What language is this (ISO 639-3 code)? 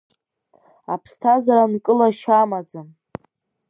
abk